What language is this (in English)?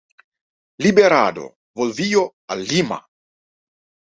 Spanish